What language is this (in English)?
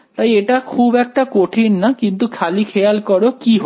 Bangla